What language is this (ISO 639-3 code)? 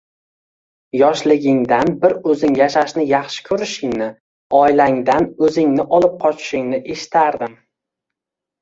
uzb